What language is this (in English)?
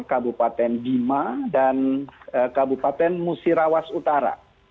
Indonesian